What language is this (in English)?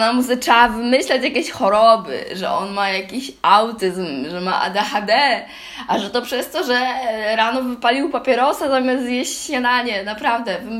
Polish